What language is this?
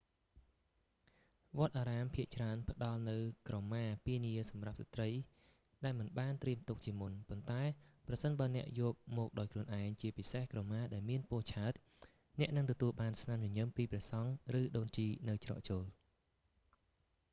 Khmer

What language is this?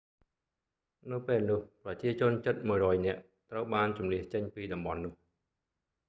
Khmer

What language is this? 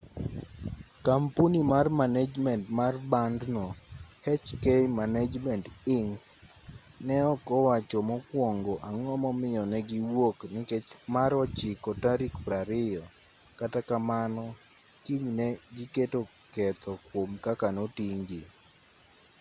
Luo (Kenya and Tanzania)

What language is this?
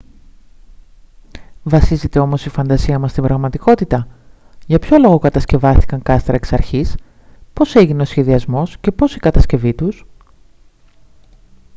Greek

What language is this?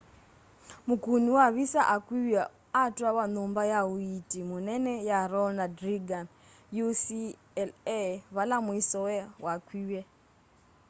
Kamba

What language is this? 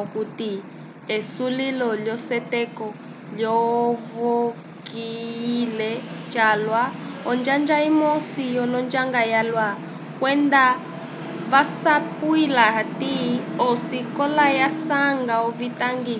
Umbundu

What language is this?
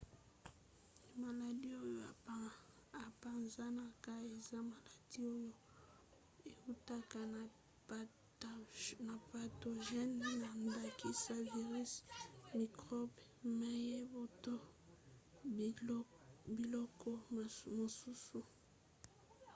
Lingala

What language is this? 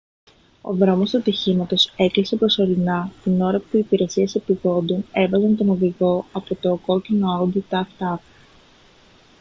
Greek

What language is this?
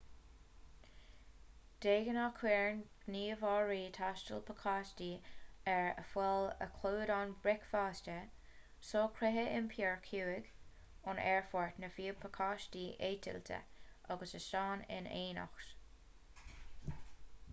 Irish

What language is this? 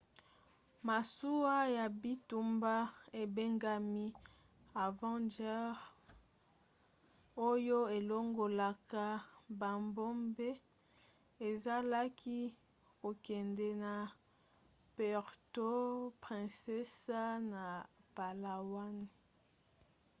Lingala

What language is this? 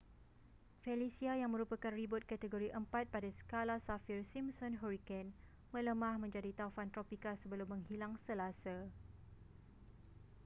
Malay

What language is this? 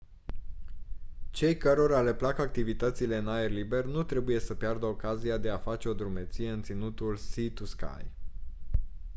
Romanian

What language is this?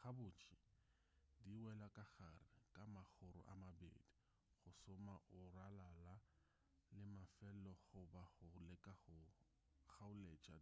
Northern Sotho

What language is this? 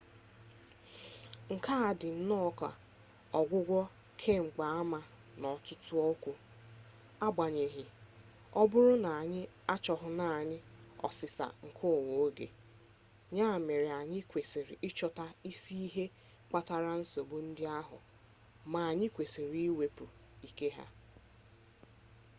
Igbo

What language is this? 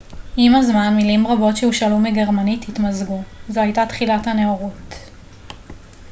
Hebrew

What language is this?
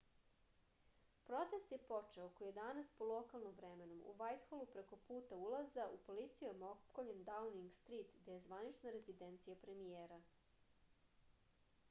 Serbian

